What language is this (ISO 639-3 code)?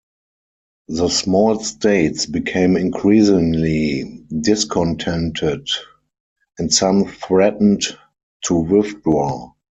eng